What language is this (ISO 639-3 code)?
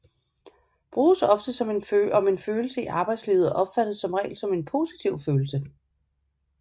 dan